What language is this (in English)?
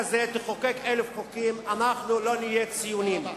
Hebrew